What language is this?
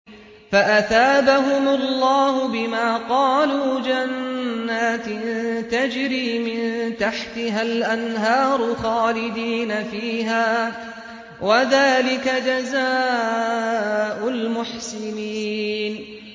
Arabic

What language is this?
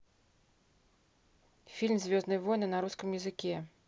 Russian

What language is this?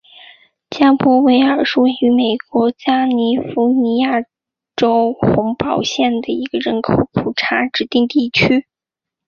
Chinese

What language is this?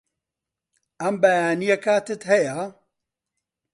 Central Kurdish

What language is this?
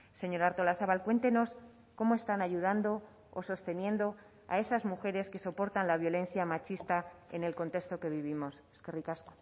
Spanish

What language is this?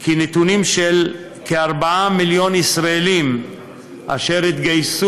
Hebrew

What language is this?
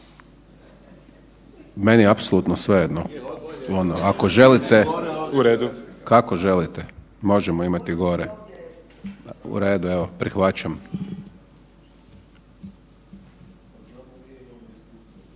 Croatian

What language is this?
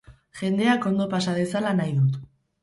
Basque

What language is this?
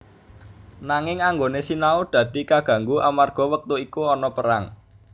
Javanese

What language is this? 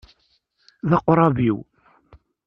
Kabyle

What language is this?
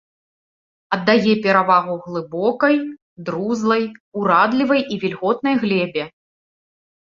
Belarusian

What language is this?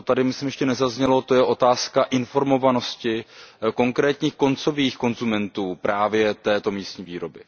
Czech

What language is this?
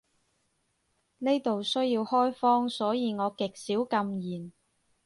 Cantonese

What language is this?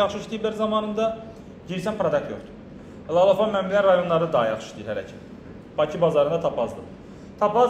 Turkish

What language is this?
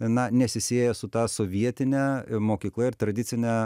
Lithuanian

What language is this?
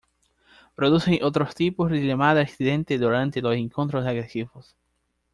Spanish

